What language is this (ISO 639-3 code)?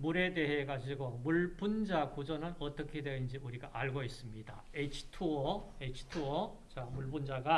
kor